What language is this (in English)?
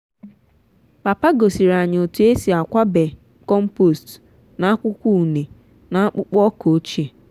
Igbo